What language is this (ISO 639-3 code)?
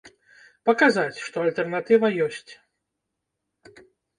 bel